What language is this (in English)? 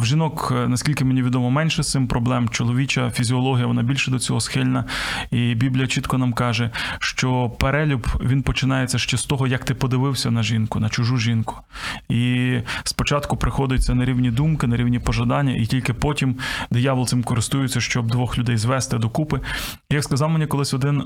Ukrainian